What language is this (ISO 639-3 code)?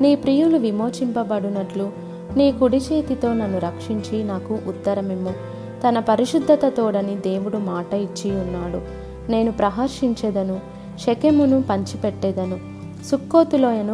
tel